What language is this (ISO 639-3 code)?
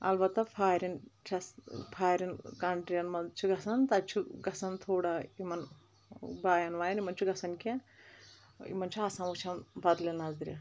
kas